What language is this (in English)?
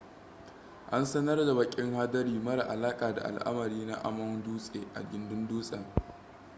Hausa